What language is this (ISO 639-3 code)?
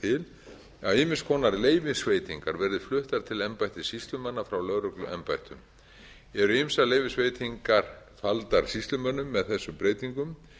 isl